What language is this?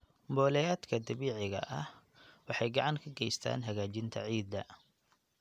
Somali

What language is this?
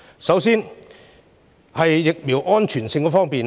Cantonese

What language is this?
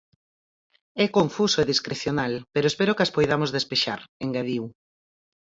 Galician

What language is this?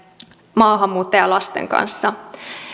Finnish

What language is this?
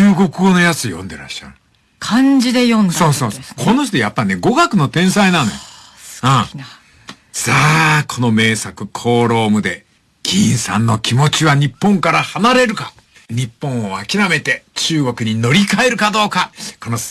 Japanese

